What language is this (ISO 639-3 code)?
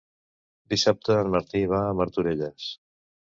cat